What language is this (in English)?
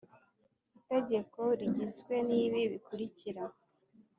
Kinyarwanda